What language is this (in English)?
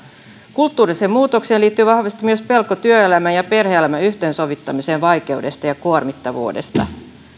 Finnish